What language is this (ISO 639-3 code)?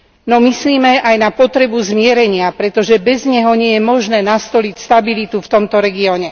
slk